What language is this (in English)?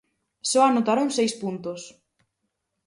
Galician